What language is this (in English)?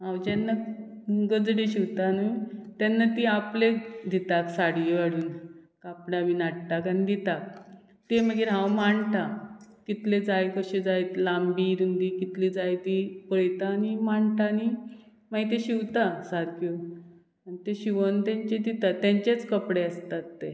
Konkani